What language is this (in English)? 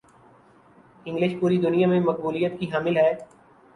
Urdu